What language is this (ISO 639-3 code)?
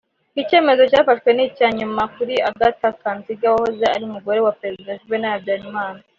kin